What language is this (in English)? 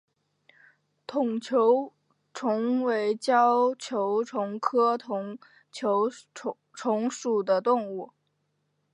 Chinese